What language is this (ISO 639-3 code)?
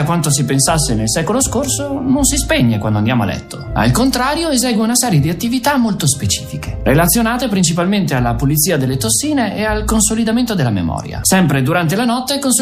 ita